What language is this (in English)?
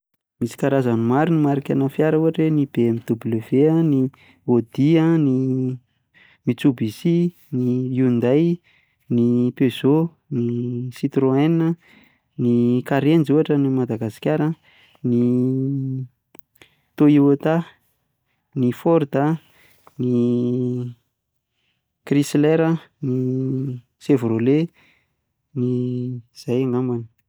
Malagasy